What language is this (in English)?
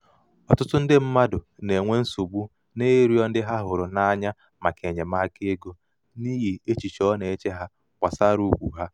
Igbo